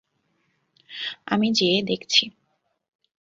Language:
Bangla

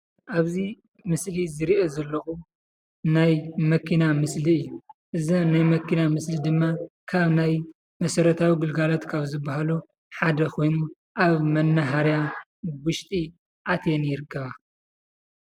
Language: Tigrinya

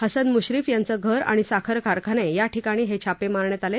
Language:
Marathi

